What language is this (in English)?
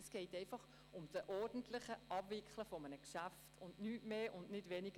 Swiss German